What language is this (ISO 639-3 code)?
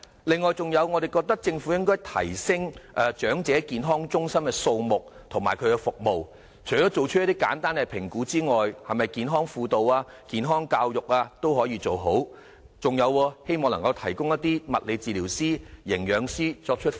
yue